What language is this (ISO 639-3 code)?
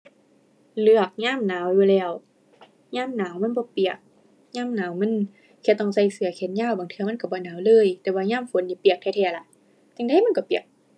tha